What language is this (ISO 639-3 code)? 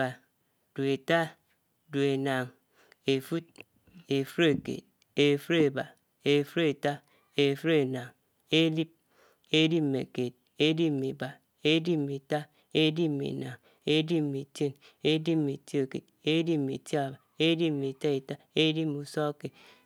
anw